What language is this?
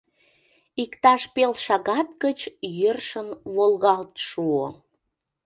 Mari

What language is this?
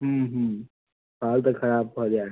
Maithili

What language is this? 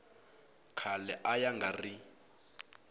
Tsonga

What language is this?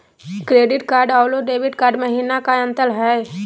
Magahi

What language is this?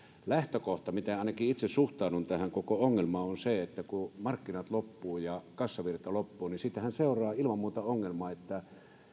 Finnish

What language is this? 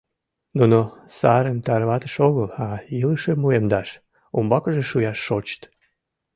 Mari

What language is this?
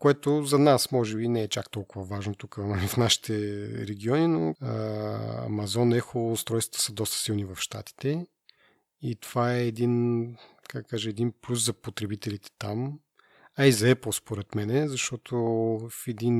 Bulgarian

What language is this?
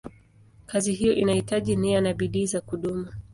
Swahili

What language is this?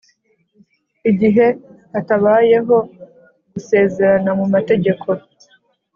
Kinyarwanda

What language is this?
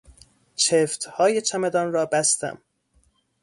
Persian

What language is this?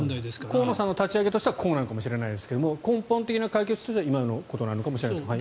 Japanese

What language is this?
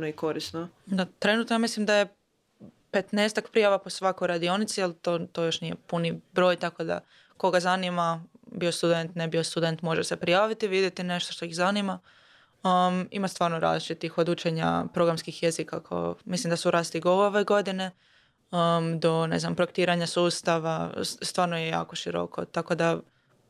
Croatian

